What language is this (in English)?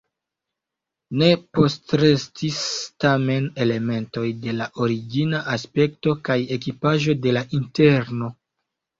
Esperanto